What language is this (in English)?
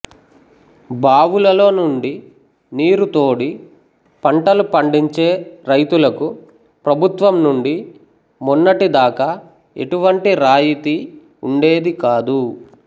Telugu